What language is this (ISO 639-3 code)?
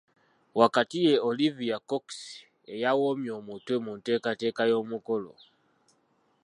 lug